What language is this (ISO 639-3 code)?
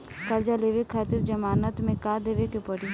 bho